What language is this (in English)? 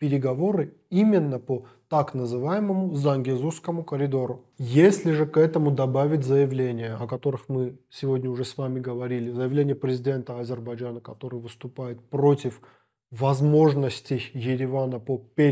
Russian